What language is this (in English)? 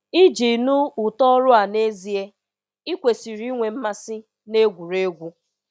Igbo